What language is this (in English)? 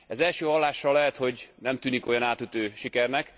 Hungarian